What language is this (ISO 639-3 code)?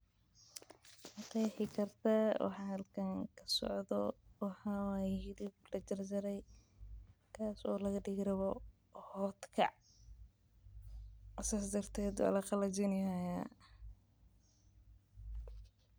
som